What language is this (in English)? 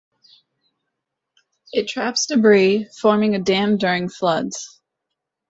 English